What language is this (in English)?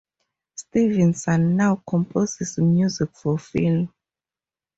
English